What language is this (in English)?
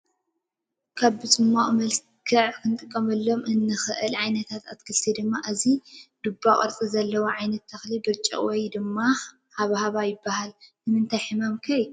Tigrinya